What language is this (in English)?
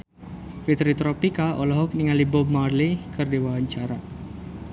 Sundanese